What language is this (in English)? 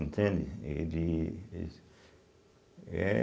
Portuguese